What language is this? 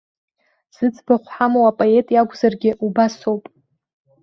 Abkhazian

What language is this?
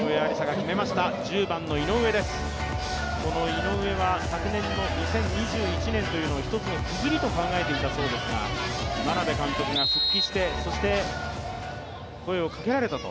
Japanese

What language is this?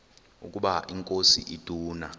Xhosa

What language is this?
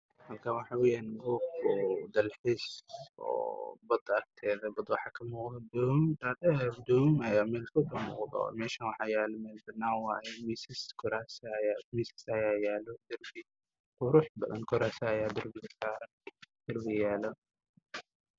Somali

